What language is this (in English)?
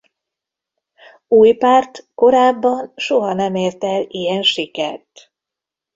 Hungarian